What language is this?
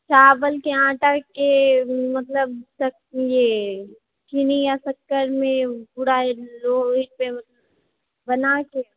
Maithili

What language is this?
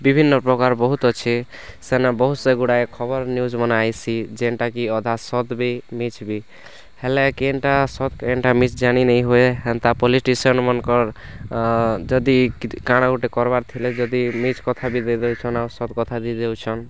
Odia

